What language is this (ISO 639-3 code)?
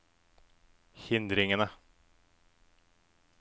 nor